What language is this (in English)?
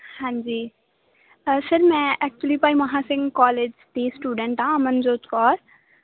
Punjabi